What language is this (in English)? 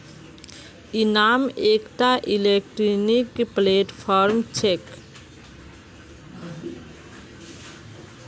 Magahi